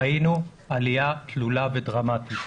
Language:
Hebrew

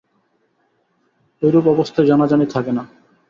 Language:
Bangla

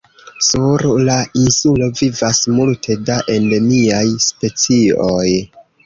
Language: Esperanto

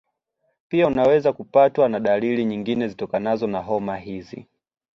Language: Swahili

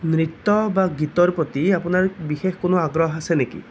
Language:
Assamese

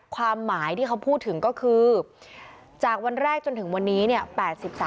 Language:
Thai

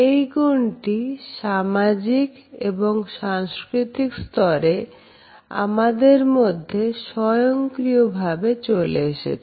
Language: Bangla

